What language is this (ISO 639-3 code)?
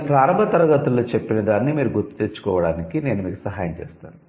tel